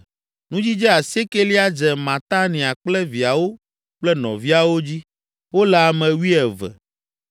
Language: Ewe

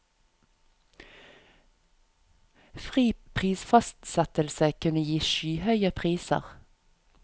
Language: Norwegian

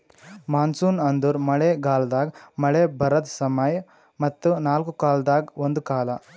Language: Kannada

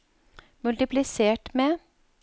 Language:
Norwegian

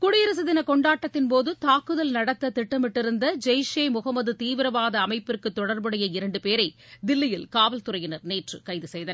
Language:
Tamil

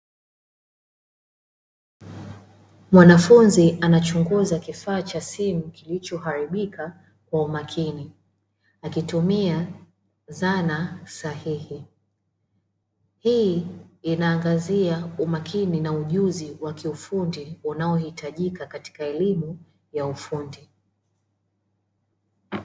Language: Swahili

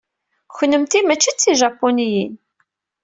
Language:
Kabyle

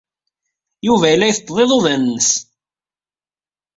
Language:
Kabyle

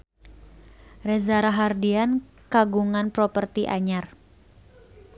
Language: Sundanese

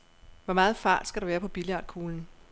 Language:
Danish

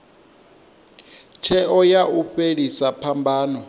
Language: Venda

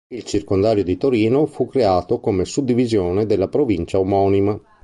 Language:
Italian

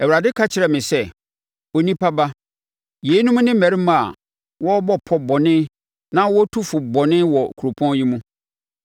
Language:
Akan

